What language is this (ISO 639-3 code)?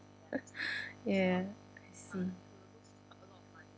eng